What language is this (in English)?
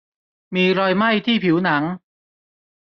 Thai